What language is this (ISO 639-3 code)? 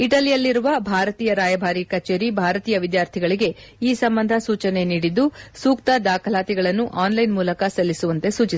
kan